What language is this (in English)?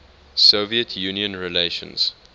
English